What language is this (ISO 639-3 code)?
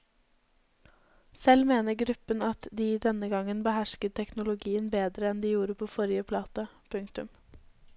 nor